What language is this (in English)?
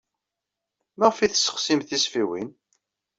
Kabyle